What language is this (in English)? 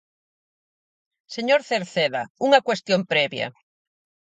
Galician